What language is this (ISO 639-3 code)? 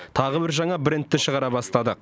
kaz